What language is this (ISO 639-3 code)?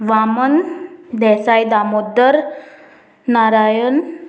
kok